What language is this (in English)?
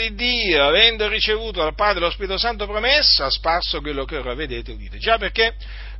Italian